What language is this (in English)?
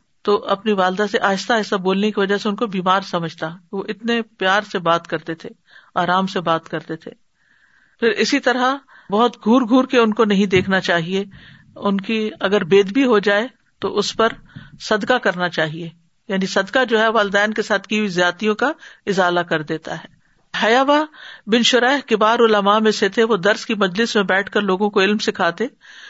Urdu